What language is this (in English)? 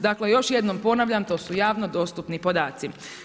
Croatian